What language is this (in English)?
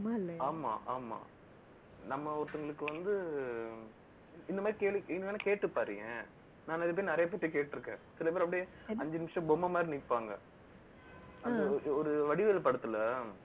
Tamil